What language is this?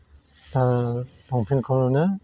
Bodo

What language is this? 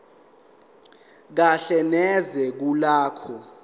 Zulu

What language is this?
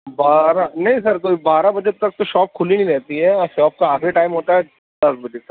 Urdu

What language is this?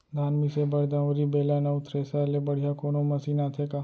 Chhattisgarhi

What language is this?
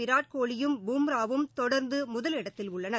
Tamil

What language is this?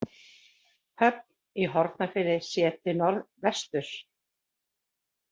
Icelandic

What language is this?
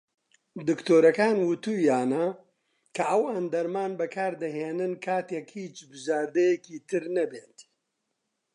Central Kurdish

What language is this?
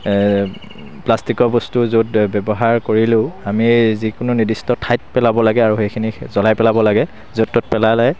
Assamese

